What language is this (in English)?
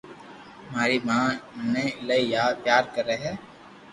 Loarki